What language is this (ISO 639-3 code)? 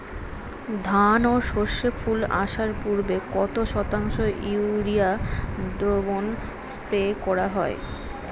ben